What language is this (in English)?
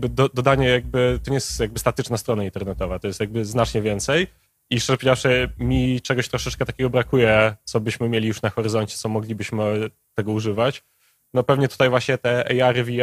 Polish